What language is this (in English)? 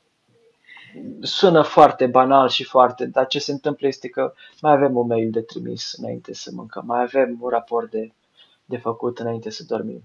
Romanian